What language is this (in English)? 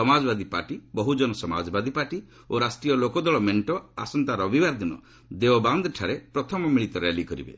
Odia